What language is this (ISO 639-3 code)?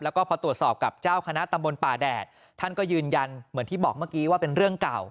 tha